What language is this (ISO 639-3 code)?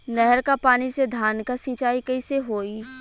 bho